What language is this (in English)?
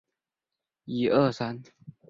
Chinese